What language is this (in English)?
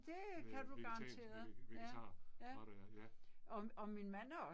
Danish